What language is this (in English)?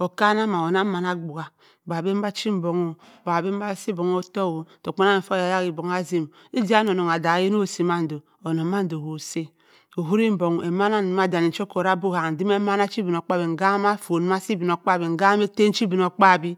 Cross River Mbembe